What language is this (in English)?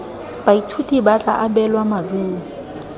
Tswana